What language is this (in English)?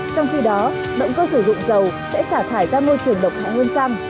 Vietnamese